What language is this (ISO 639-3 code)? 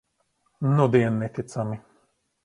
lav